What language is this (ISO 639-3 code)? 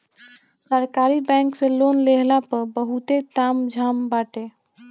bho